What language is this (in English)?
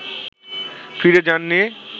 Bangla